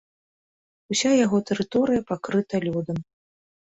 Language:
Belarusian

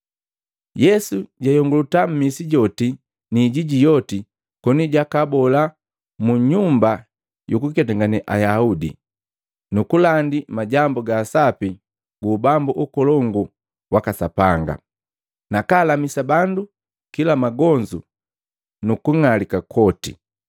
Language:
Matengo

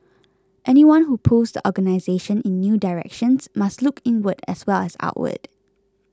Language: English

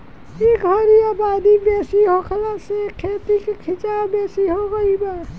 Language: Bhojpuri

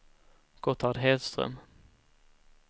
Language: Swedish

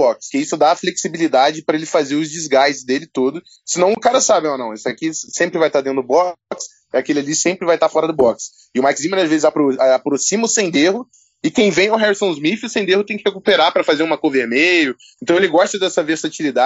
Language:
Portuguese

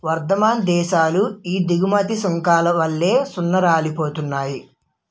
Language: Telugu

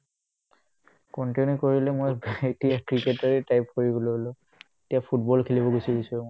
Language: Assamese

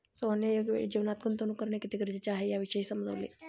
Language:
Marathi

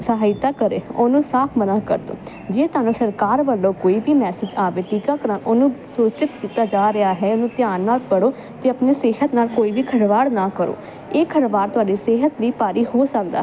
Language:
Punjabi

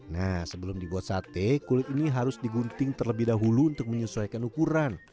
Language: Indonesian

